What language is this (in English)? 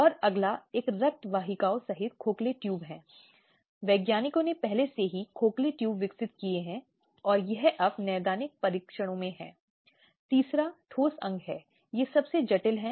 Hindi